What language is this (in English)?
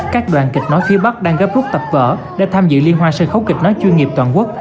Vietnamese